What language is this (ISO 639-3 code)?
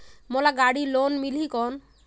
hne